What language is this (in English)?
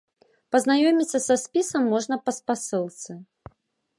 Belarusian